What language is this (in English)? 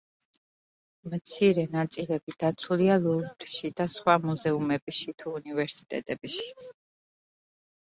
Georgian